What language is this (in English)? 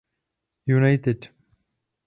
Czech